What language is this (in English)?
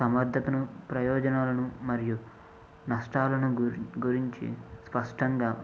Telugu